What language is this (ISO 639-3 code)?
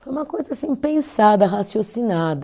por